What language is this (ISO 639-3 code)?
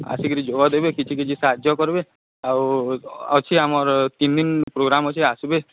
ori